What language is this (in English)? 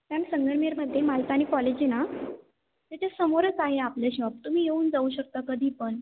Marathi